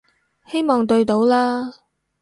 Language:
Cantonese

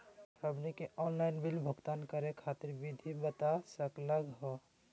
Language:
Magahi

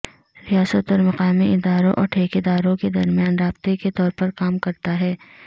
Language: Urdu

